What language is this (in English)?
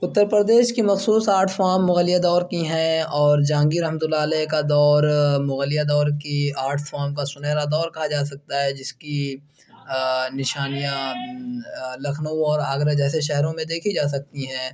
Urdu